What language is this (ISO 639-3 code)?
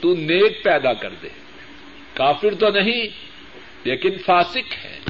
urd